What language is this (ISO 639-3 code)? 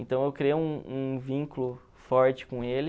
por